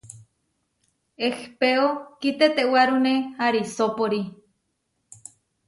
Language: Huarijio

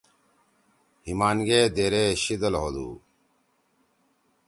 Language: Torwali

